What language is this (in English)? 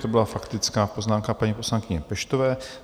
Czech